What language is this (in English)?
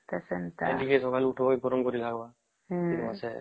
Odia